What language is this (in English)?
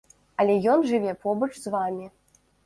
Belarusian